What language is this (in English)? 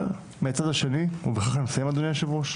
Hebrew